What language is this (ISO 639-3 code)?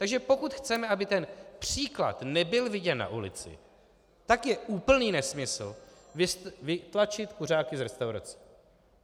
ces